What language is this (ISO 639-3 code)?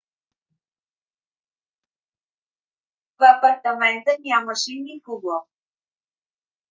bul